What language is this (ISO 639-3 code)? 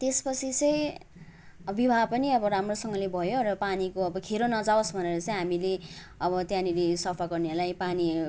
nep